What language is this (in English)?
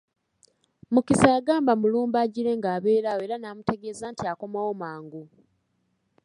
Ganda